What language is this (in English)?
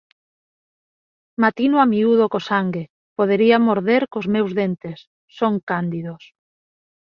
Galician